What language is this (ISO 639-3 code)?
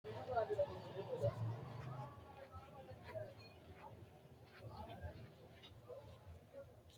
sid